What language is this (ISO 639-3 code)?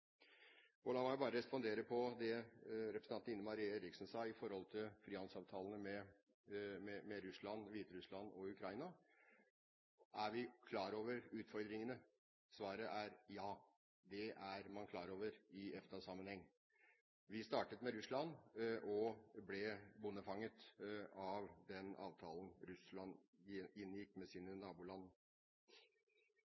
nob